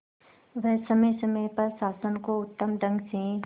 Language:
Hindi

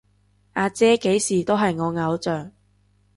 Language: Cantonese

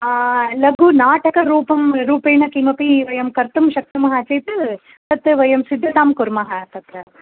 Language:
Sanskrit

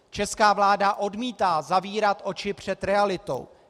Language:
Czech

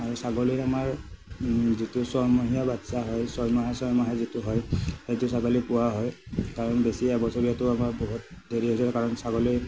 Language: Assamese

